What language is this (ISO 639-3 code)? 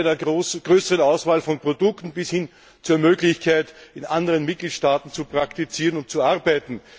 deu